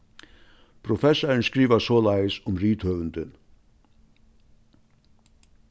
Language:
Faroese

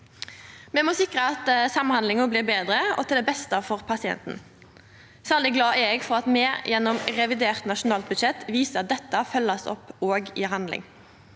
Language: Norwegian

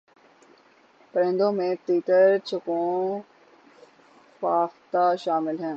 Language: Urdu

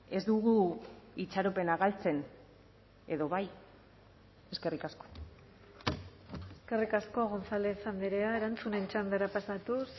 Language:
Basque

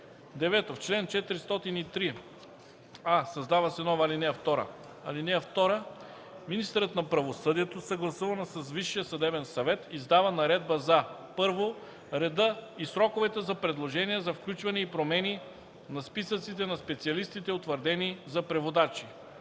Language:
Bulgarian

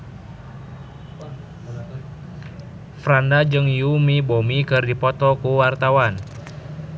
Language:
Sundanese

